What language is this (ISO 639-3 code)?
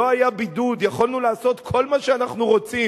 heb